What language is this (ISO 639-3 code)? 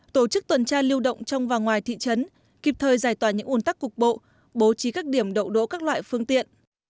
vie